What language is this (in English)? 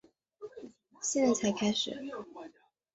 Chinese